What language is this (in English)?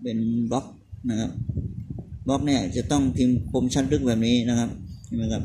Thai